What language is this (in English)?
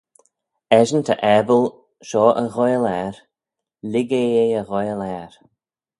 Manx